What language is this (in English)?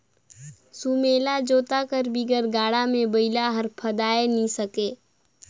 Chhattisgarhi